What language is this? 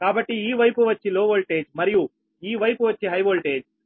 Telugu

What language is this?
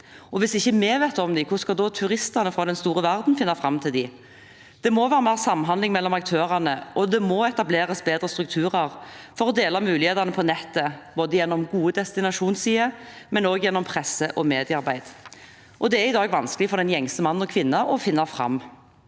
Norwegian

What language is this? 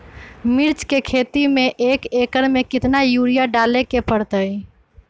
Magahi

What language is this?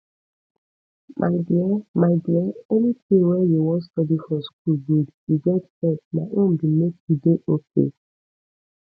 Nigerian Pidgin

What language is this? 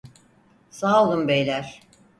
Turkish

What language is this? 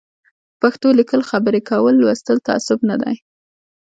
Pashto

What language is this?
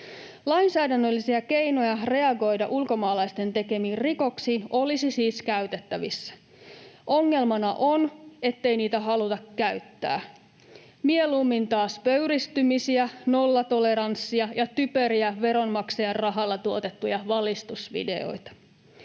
Finnish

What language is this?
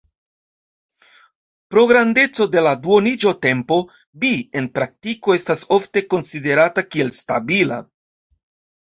Esperanto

